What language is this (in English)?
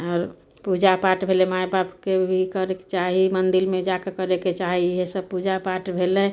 Maithili